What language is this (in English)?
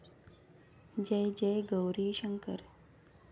Marathi